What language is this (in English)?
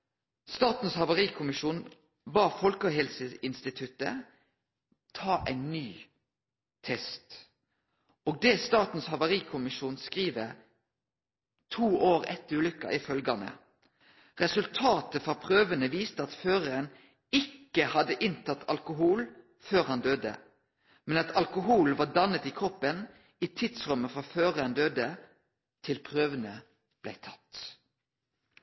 Norwegian Nynorsk